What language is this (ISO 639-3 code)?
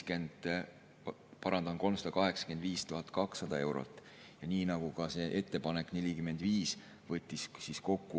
est